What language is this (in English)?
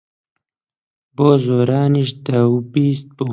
Central Kurdish